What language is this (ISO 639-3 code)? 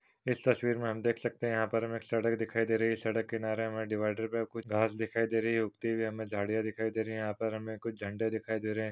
hin